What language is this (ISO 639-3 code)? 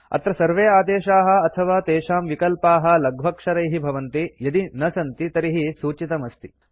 san